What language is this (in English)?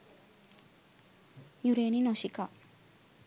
Sinhala